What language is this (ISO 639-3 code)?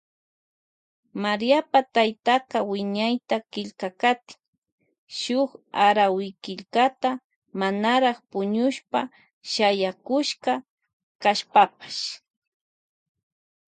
qvj